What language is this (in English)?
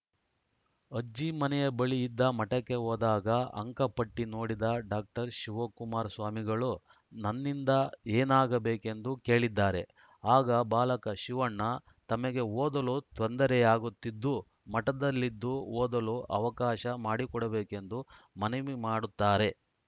Kannada